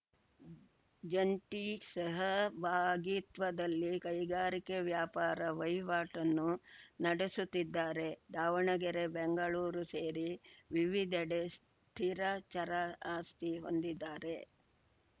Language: Kannada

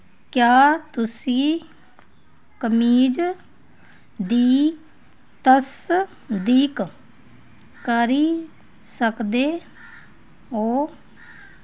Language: Dogri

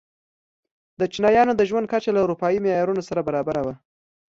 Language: Pashto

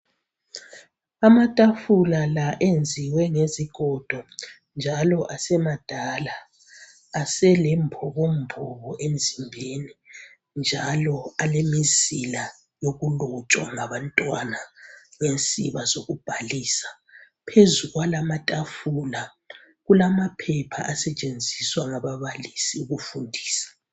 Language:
North Ndebele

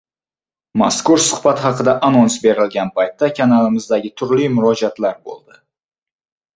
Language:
Uzbek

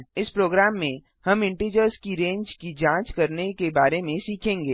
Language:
Hindi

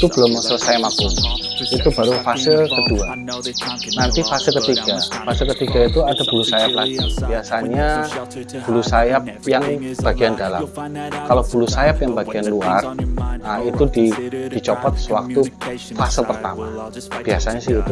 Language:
Indonesian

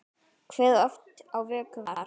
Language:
Icelandic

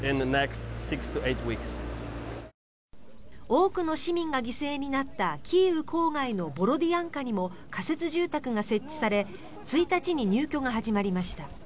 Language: Japanese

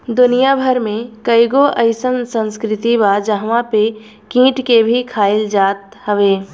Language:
Bhojpuri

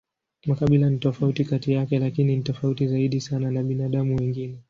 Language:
Swahili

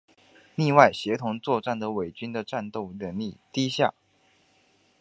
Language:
Chinese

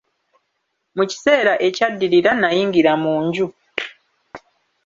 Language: Ganda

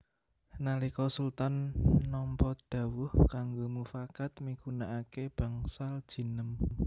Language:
Javanese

